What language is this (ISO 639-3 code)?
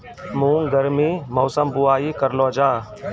mai